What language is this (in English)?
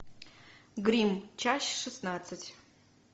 Russian